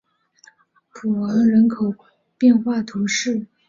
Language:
Chinese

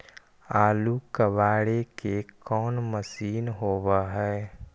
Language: Magahi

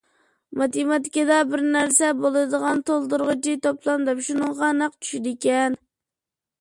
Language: Uyghur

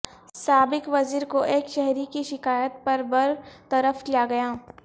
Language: Urdu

